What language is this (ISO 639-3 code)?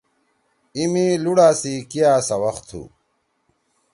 trw